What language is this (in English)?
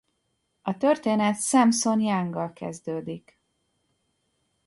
Hungarian